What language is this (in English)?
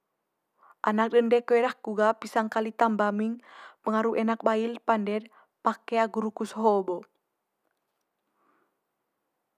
Manggarai